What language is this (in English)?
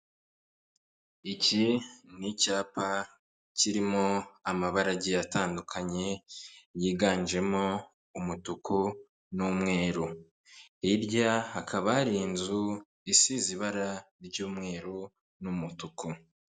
Kinyarwanda